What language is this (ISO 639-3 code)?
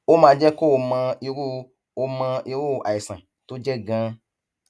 yor